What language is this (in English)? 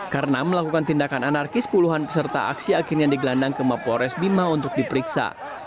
Indonesian